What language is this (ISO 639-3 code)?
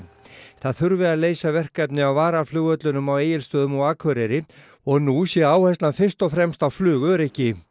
isl